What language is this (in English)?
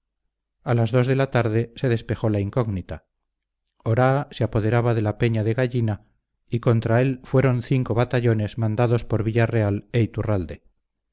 Spanish